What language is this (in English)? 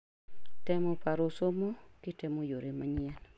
Luo (Kenya and Tanzania)